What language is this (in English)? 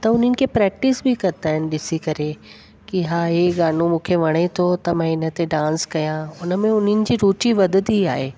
Sindhi